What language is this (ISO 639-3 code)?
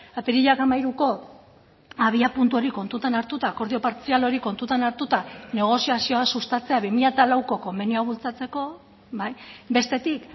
eus